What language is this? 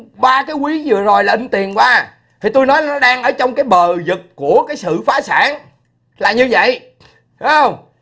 Vietnamese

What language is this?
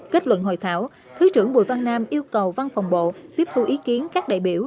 Vietnamese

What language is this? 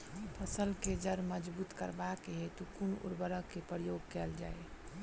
Maithili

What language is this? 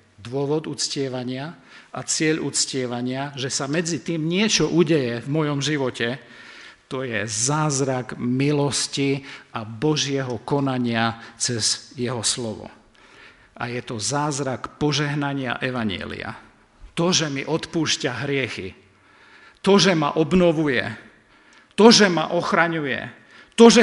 Slovak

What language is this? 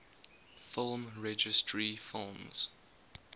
English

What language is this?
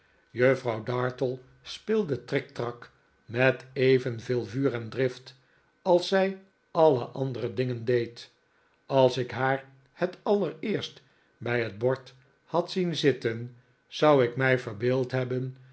Dutch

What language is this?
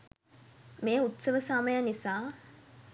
Sinhala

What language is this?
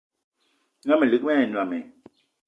Eton (Cameroon)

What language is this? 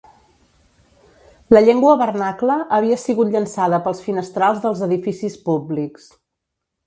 Catalan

